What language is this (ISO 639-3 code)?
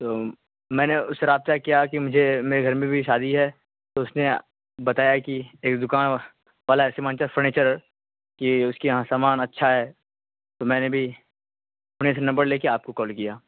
urd